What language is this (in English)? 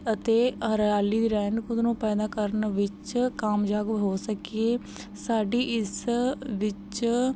Punjabi